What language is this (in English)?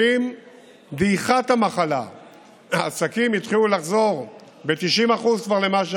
Hebrew